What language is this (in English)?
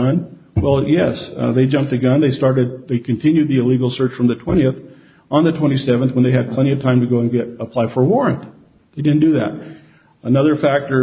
English